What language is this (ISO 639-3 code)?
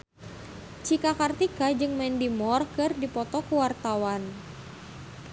sun